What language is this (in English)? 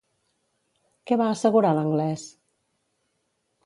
Catalan